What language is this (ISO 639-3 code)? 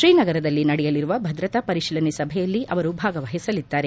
kan